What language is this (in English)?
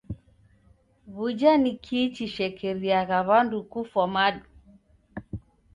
Taita